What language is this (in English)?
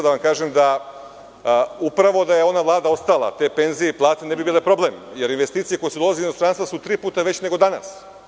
Serbian